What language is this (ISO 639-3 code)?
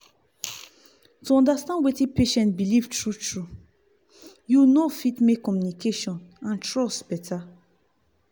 pcm